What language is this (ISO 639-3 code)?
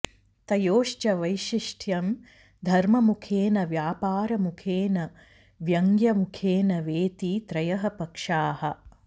san